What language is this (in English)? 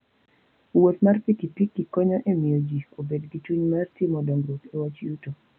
Luo (Kenya and Tanzania)